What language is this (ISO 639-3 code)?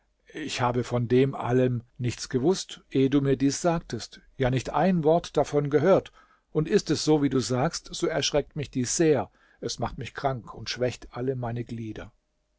deu